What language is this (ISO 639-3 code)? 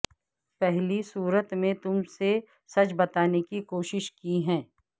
urd